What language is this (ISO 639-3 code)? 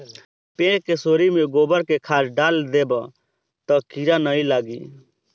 bho